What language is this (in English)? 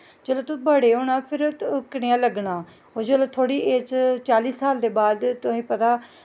Dogri